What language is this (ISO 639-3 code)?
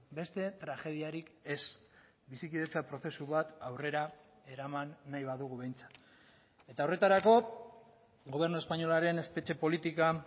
eus